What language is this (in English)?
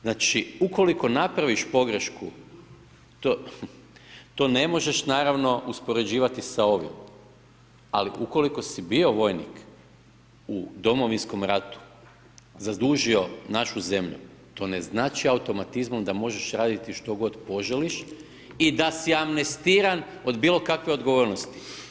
Croatian